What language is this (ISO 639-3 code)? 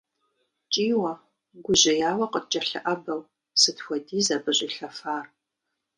kbd